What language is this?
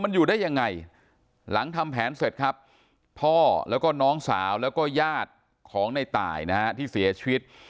Thai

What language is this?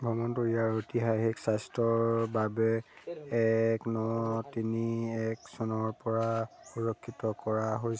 Assamese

